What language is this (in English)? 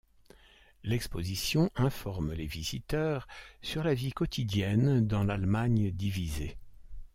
French